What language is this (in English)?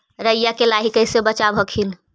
Magahi